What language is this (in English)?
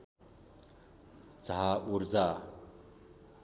Nepali